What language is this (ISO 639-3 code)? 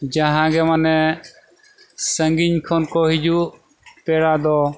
sat